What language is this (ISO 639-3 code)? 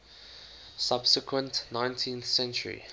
eng